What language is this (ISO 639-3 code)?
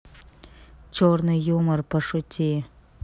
rus